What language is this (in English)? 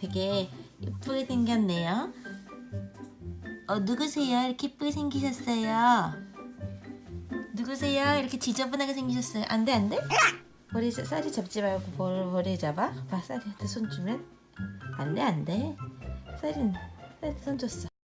Korean